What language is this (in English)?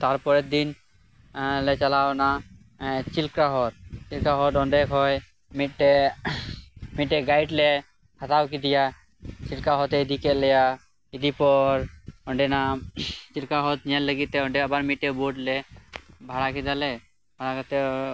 Santali